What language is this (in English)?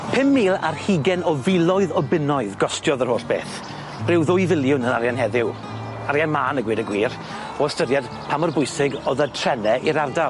Welsh